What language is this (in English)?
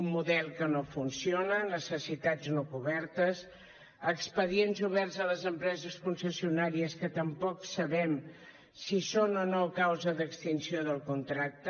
Catalan